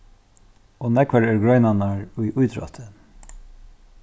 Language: Faroese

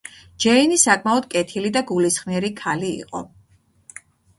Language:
Georgian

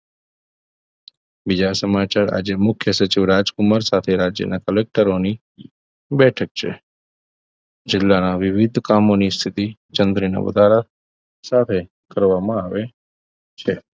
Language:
Gujarati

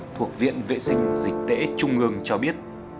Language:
Vietnamese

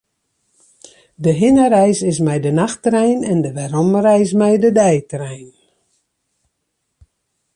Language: Western Frisian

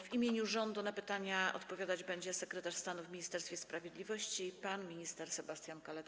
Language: Polish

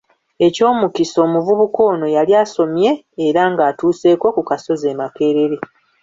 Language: Ganda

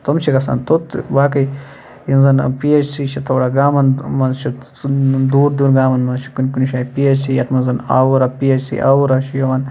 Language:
Kashmiri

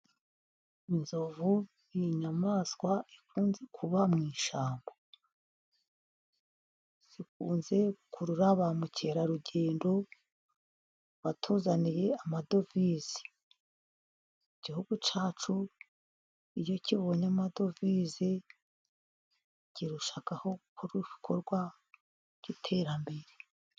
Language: Kinyarwanda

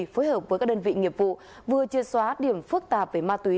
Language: Vietnamese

